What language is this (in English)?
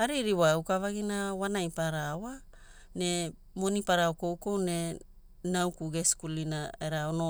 Hula